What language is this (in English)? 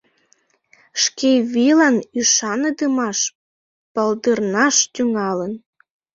Mari